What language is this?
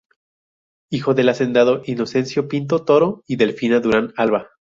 Spanish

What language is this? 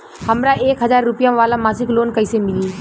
Bhojpuri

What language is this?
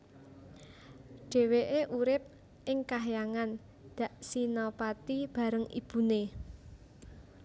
Javanese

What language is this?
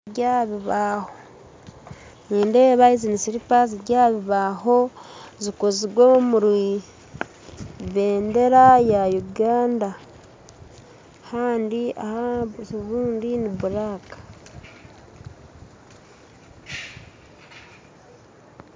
Nyankole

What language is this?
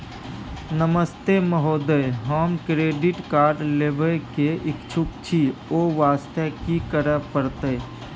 Maithili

